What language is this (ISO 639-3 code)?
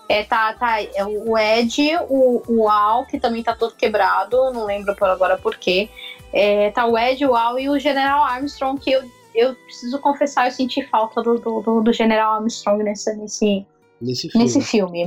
por